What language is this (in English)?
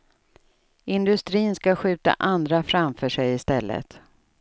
Swedish